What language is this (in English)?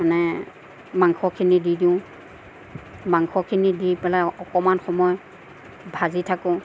Assamese